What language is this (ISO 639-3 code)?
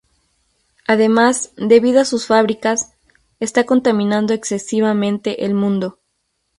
spa